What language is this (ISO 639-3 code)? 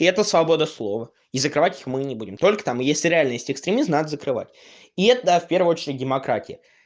rus